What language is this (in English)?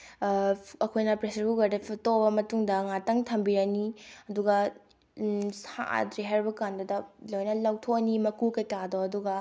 Manipuri